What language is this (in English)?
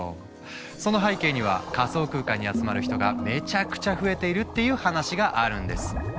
Japanese